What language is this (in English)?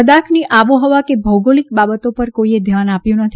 Gujarati